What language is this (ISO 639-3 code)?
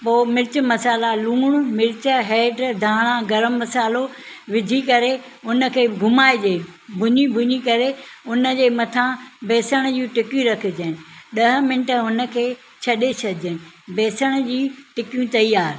snd